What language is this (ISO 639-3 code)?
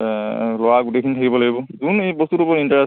asm